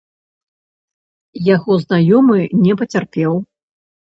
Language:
Belarusian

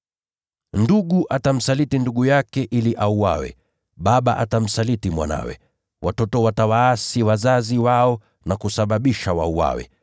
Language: Swahili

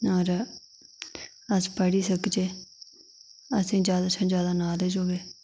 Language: Dogri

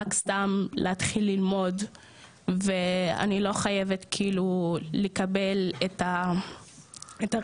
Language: Hebrew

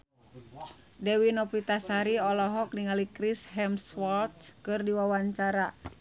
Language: Sundanese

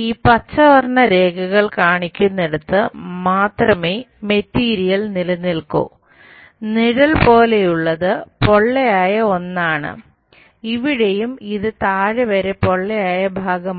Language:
Malayalam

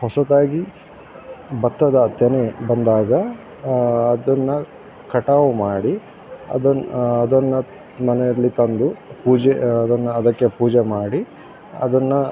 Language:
Kannada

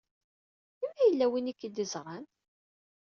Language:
Kabyle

